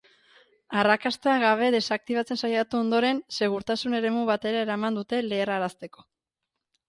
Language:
Basque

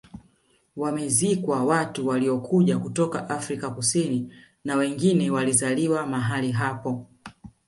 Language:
Swahili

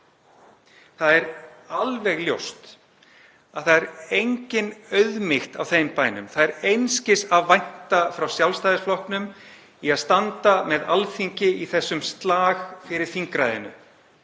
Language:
Icelandic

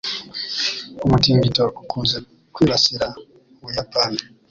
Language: Kinyarwanda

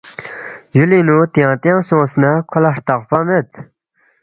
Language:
Balti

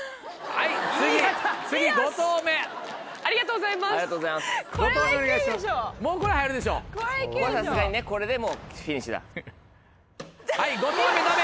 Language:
Japanese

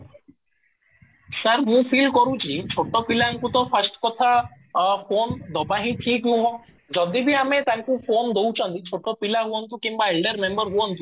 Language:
Odia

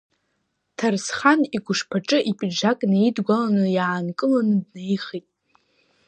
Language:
Abkhazian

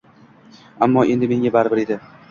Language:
Uzbek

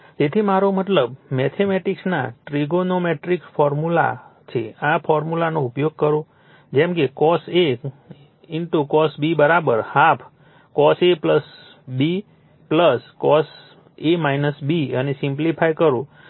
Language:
Gujarati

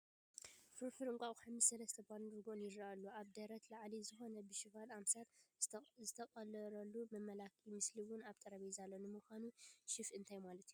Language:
Tigrinya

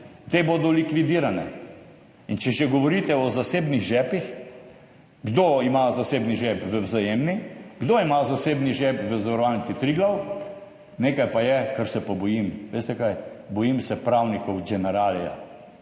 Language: Slovenian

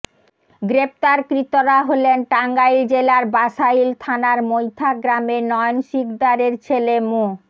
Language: Bangla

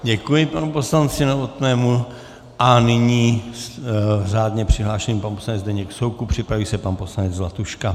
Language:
Czech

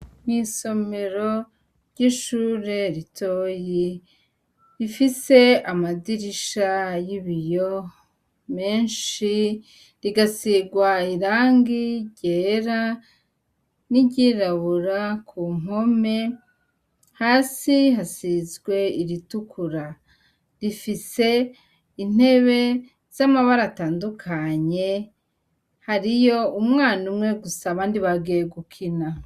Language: Rundi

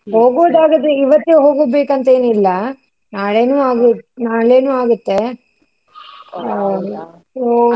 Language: Kannada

